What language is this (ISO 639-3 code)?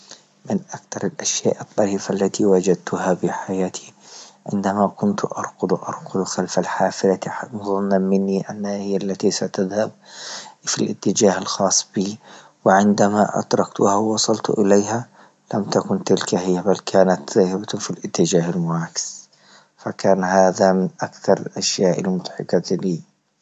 ayl